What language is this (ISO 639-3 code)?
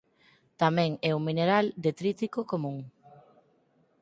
glg